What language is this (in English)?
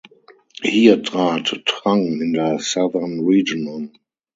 German